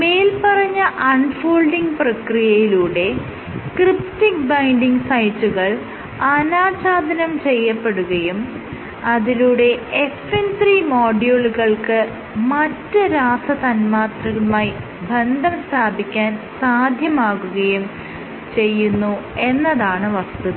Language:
Malayalam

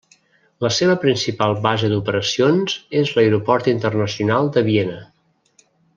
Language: Catalan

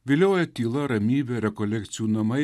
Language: Lithuanian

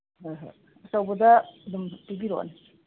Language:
Manipuri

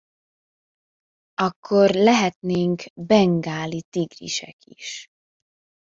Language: Hungarian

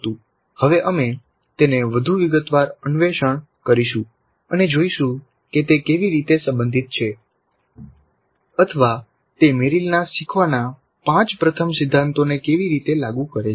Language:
Gujarati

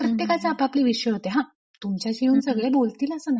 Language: Marathi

